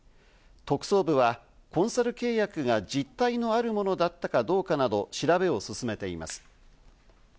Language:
Japanese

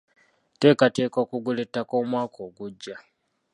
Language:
Ganda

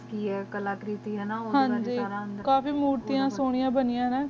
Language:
Punjabi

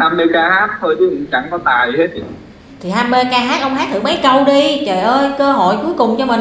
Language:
Vietnamese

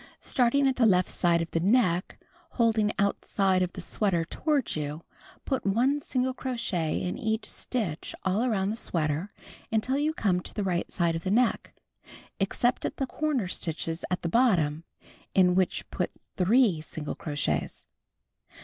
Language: English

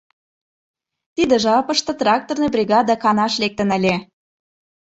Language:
Mari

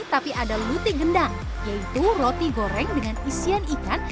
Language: Indonesian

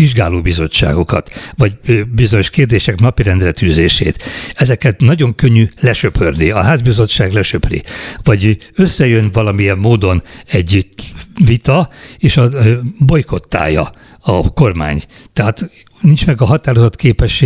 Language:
Hungarian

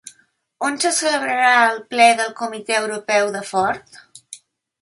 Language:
Catalan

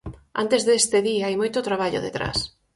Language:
Galician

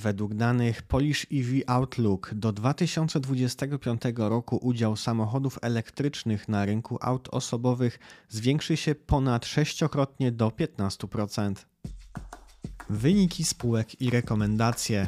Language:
Polish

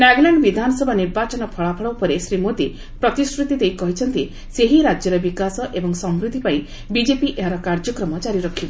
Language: Odia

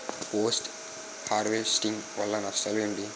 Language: Telugu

